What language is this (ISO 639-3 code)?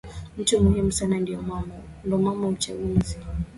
swa